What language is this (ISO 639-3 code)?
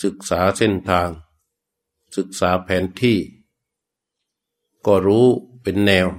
tha